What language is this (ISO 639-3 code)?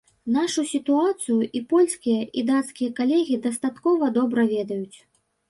bel